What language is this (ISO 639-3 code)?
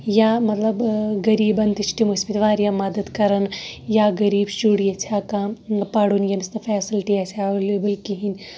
kas